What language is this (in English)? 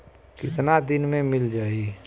Bhojpuri